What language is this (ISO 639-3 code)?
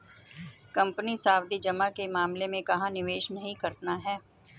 hin